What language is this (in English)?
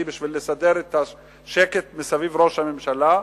Hebrew